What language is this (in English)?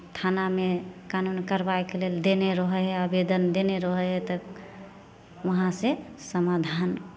Maithili